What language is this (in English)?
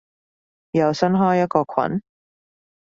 Cantonese